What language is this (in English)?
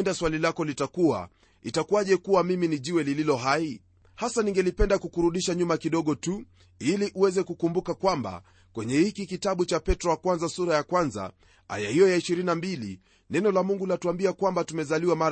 Swahili